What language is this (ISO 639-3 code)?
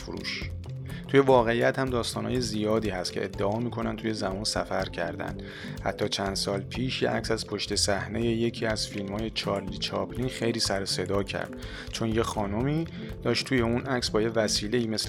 fas